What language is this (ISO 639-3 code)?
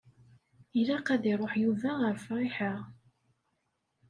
kab